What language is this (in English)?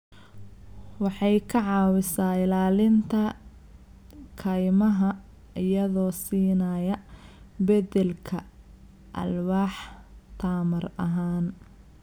Somali